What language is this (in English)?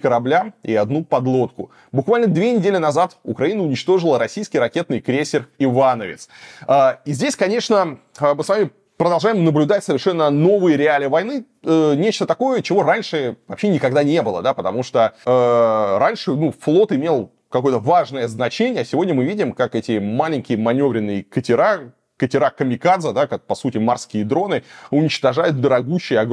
Russian